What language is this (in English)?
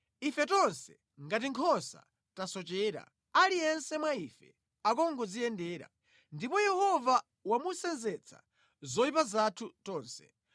Nyanja